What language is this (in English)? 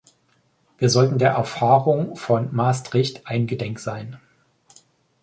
German